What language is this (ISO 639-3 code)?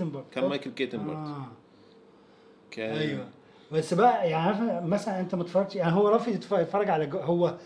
ara